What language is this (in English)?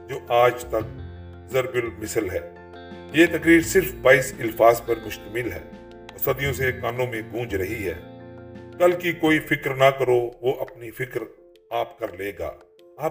Urdu